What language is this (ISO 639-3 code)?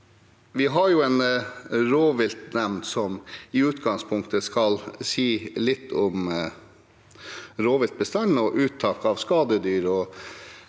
nor